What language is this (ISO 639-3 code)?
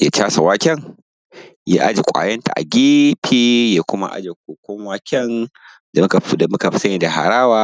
hau